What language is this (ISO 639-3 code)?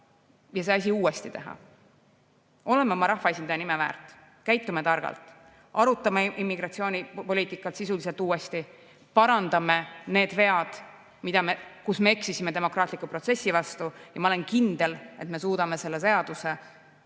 est